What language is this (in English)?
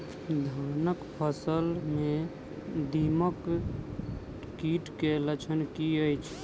Maithili